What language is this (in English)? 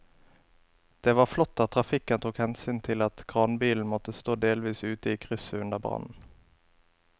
Norwegian